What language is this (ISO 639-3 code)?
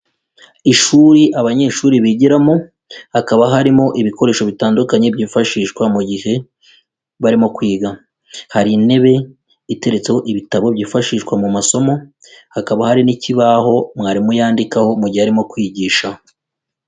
kin